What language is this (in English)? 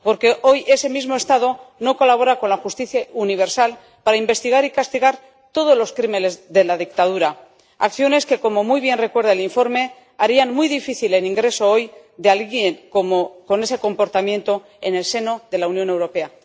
Spanish